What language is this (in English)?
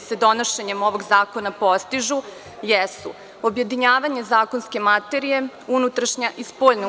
Serbian